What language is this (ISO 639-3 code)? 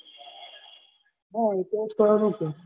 guj